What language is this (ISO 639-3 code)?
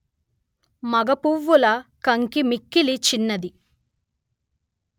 tel